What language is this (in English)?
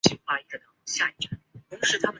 Chinese